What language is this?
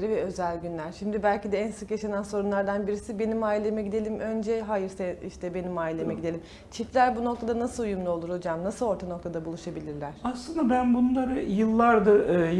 Turkish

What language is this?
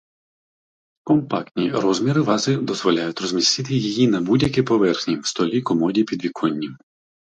Ukrainian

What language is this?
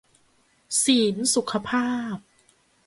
Thai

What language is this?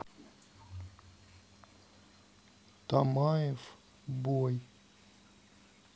Russian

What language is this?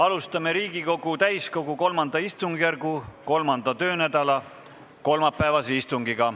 Estonian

